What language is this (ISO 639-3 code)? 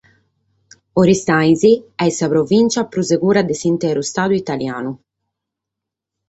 srd